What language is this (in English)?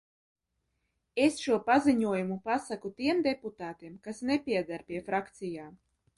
Latvian